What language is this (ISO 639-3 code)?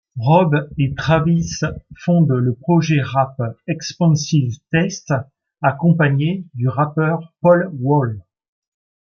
fra